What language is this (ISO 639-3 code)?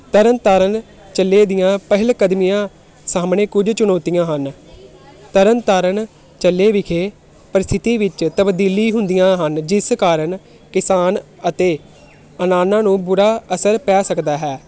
pan